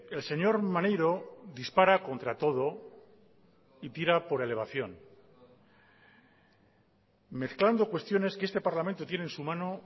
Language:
Spanish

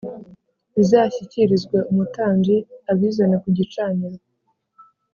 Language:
Kinyarwanda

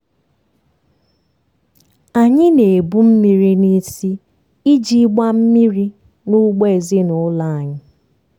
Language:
Igbo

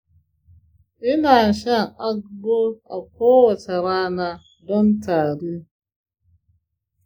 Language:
Hausa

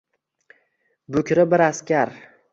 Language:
Uzbek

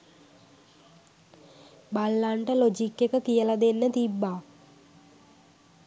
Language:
Sinhala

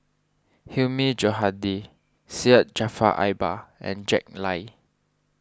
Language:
English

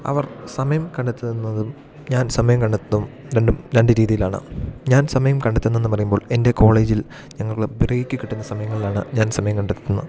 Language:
Malayalam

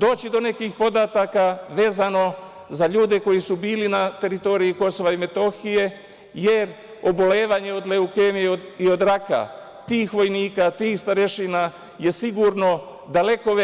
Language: Serbian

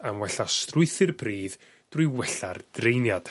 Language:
Welsh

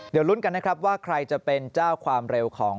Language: Thai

